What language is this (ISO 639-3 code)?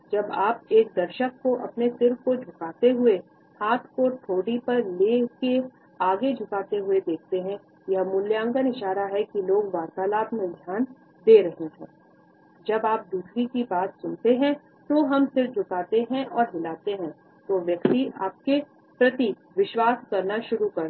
hin